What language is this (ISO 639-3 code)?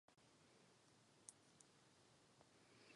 ces